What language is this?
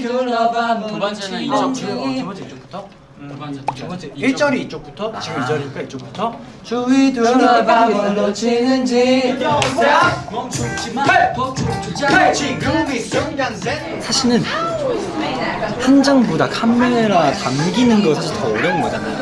Korean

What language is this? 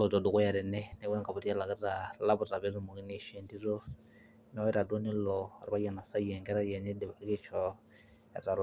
Masai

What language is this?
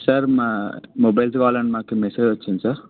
Telugu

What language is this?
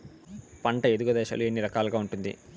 Telugu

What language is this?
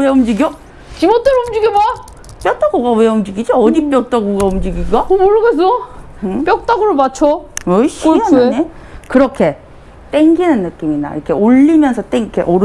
Korean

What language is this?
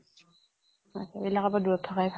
Assamese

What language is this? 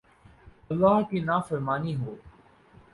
Urdu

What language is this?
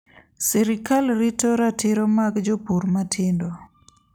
Luo (Kenya and Tanzania)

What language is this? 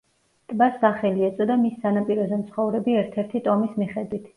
Georgian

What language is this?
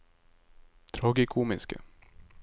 Norwegian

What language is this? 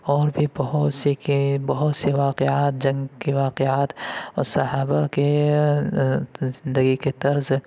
Urdu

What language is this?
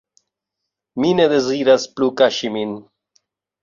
Esperanto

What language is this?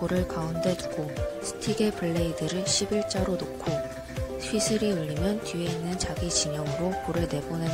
Korean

